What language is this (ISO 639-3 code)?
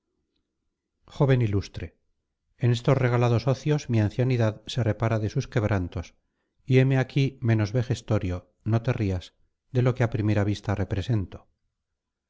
spa